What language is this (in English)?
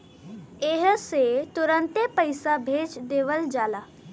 Bhojpuri